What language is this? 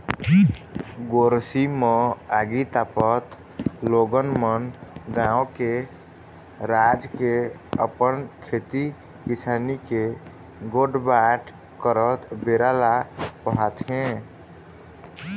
Chhattisgarhi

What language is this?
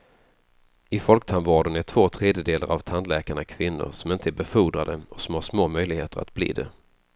Swedish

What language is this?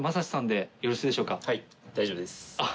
Japanese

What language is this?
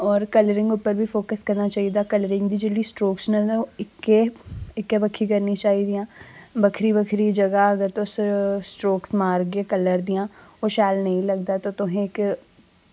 Dogri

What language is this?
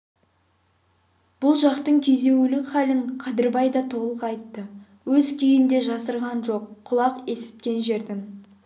Kazakh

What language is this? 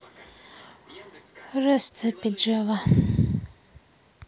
Russian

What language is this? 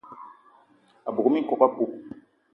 Eton (Cameroon)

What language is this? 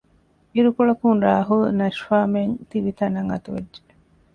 Divehi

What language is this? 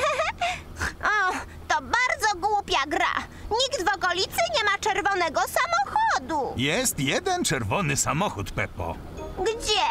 Polish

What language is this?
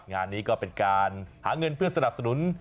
Thai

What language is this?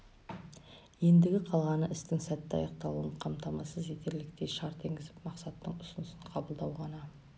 Kazakh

